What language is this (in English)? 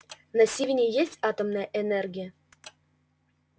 Russian